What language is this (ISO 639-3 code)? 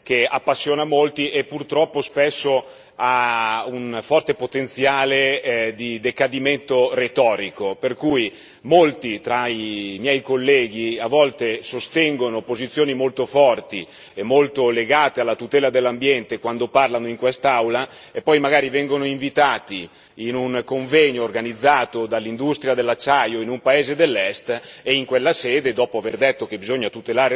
ita